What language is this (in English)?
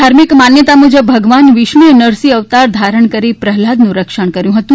Gujarati